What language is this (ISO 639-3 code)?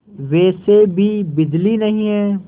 hin